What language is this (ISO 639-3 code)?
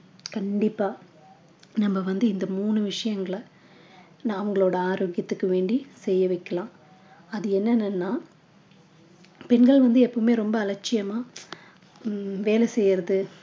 tam